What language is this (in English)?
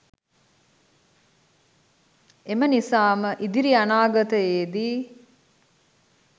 Sinhala